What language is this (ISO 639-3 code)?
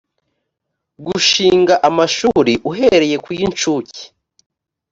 kin